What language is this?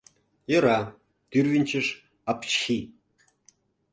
Mari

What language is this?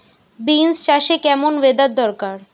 Bangla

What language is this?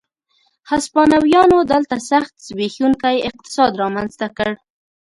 Pashto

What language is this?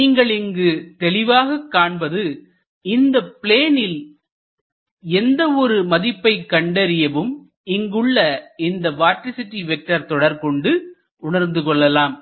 Tamil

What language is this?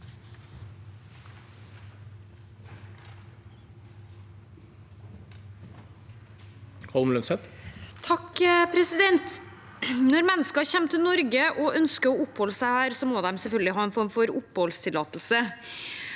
Norwegian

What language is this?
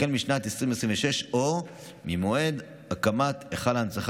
Hebrew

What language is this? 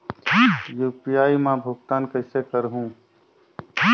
Chhattisgarhi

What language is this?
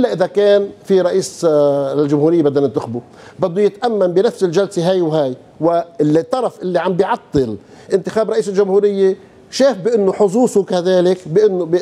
Arabic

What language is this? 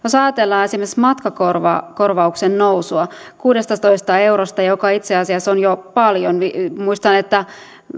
Finnish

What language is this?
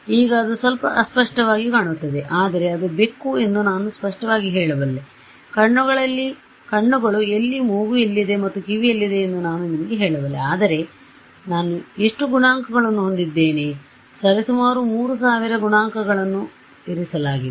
Kannada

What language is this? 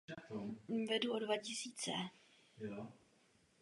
Czech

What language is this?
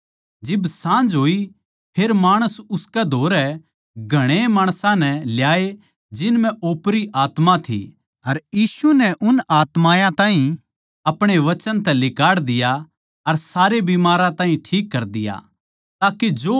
Haryanvi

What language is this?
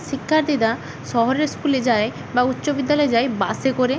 Bangla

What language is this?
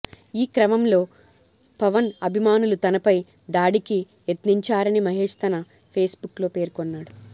Telugu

